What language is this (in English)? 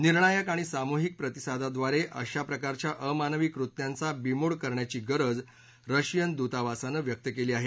Marathi